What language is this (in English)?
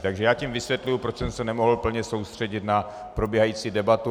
Czech